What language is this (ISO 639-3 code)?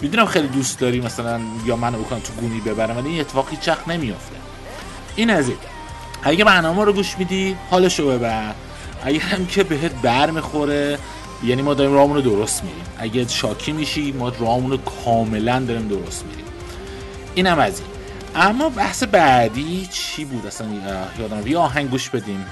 fas